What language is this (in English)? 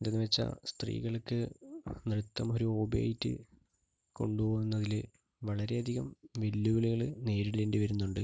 Malayalam